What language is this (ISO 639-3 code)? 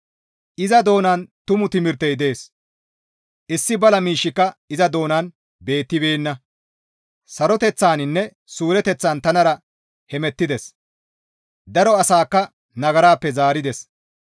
gmv